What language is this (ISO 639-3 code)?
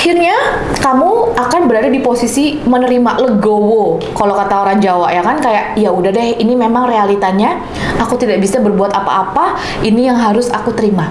ind